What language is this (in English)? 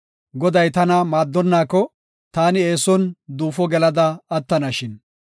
Gofa